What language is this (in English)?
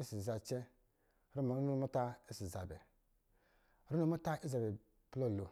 Lijili